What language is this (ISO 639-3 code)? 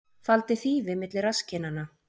isl